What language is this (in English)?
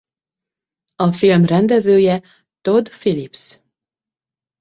Hungarian